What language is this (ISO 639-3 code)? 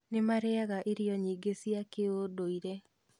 kik